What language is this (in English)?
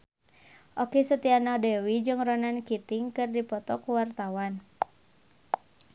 Sundanese